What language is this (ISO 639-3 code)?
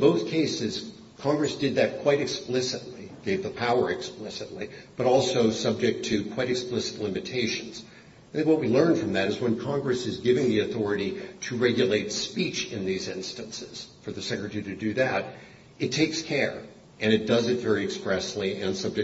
eng